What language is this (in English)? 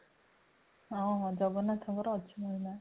Odia